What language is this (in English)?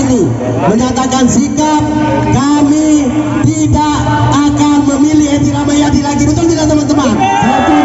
Indonesian